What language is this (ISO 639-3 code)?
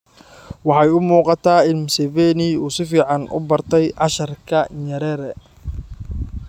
som